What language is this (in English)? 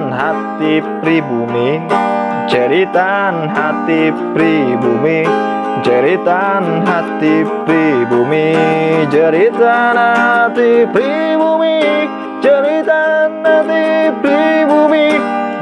Indonesian